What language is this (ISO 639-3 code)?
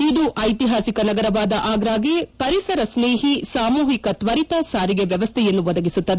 kan